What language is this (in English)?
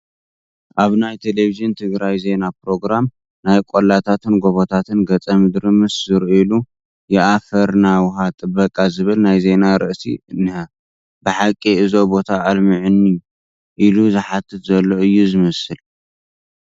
Tigrinya